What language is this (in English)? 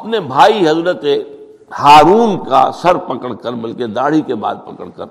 Urdu